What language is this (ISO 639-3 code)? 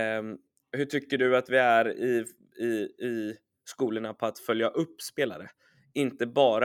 swe